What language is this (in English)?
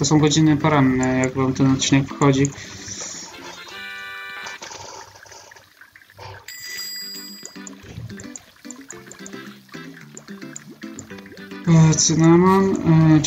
Polish